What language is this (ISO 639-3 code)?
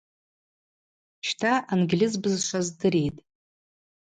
abq